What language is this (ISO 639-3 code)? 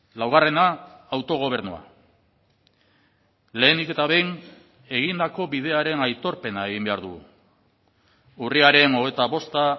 eus